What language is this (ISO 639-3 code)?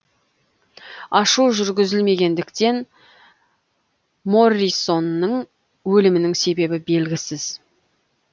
kaz